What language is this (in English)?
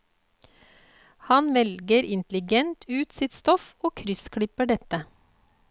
Norwegian